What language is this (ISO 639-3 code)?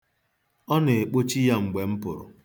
ibo